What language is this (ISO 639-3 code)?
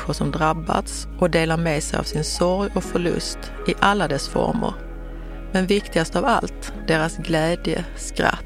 swe